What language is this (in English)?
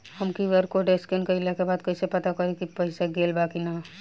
Bhojpuri